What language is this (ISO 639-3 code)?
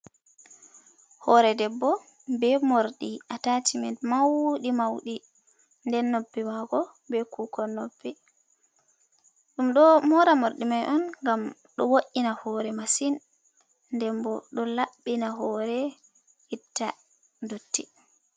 ful